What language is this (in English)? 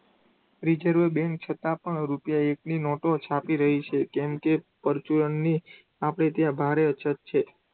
Gujarati